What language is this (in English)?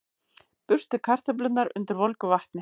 Icelandic